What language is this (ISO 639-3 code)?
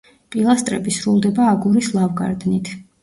kat